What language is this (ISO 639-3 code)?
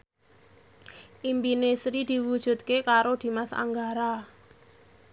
jav